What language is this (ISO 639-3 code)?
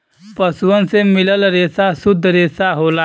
bho